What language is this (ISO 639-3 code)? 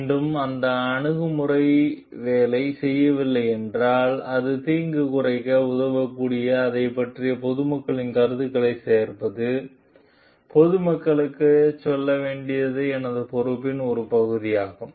tam